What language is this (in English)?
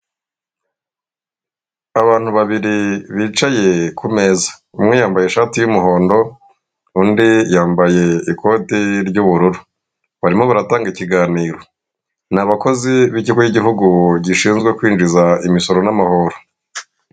Kinyarwanda